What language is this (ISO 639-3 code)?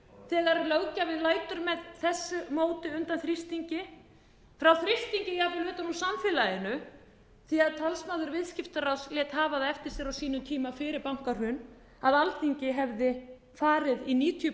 isl